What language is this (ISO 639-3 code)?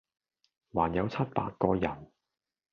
yue